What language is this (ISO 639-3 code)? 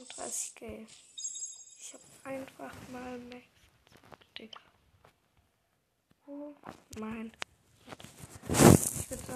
deu